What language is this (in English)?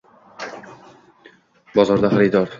Uzbek